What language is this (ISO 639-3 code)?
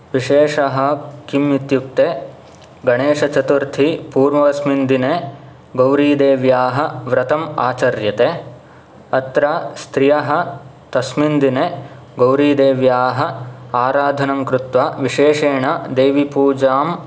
san